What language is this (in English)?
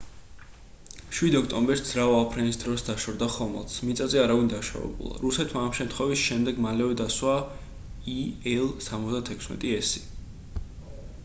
Georgian